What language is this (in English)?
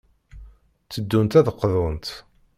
Kabyle